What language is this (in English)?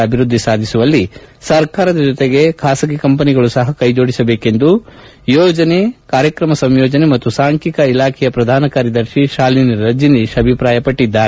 Kannada